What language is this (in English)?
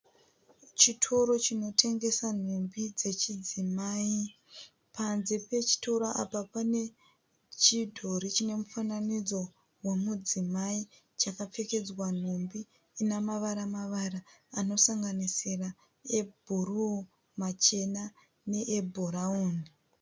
Shona